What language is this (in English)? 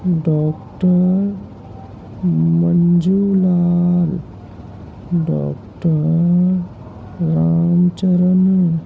Urdu